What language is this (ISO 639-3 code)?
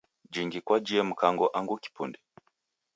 dav